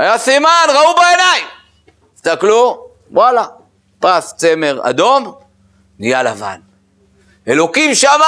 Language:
Hebrew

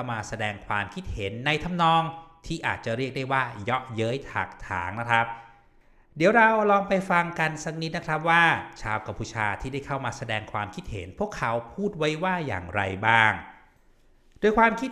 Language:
Thai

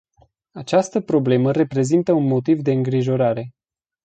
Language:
Romanian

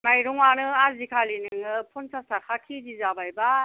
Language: Bodo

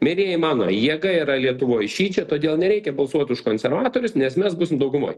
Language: Lithuanian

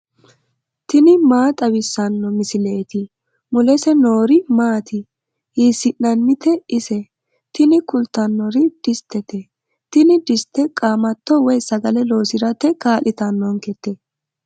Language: Sidamo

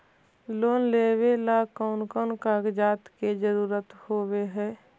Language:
Magahi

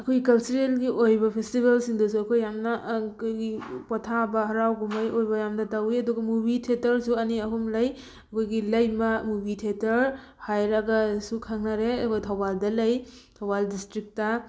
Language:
Manipuri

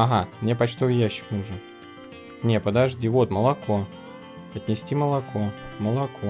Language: Russian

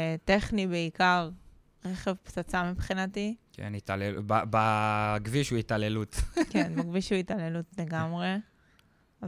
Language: Hebrew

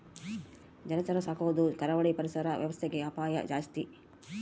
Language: Kannada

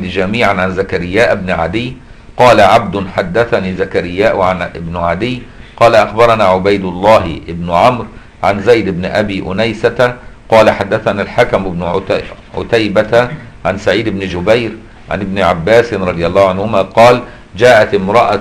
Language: Arabic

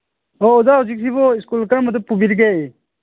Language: Manipuri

